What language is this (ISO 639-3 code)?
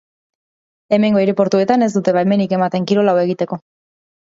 eus